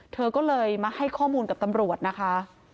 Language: Thai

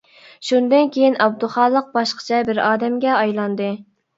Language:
Uyghur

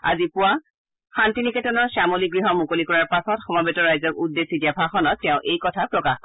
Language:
Assamese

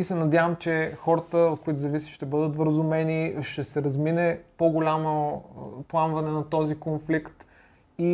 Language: Bulgarian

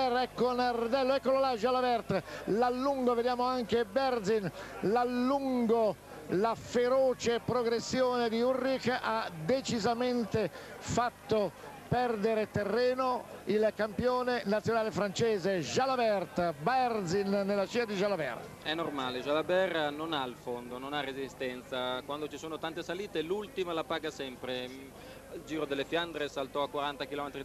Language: Italian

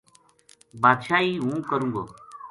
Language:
Gujari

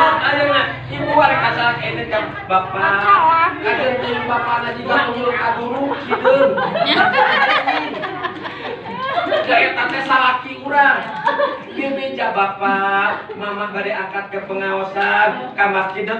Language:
Indonesian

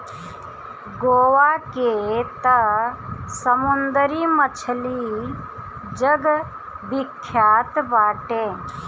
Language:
Bhojpuri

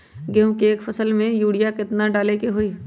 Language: Magahi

